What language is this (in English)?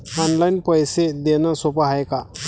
Marathi